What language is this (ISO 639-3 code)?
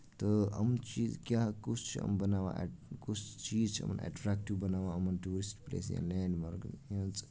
kas